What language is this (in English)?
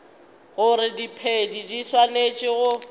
Northern Sotho